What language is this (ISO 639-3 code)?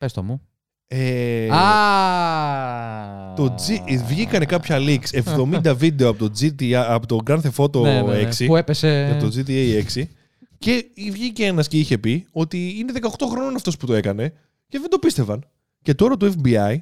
ell